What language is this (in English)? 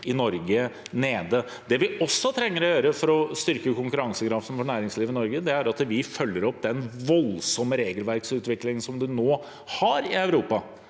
Norwegian